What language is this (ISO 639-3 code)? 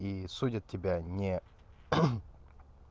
rus